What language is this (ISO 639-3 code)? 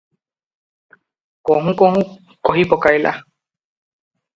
ori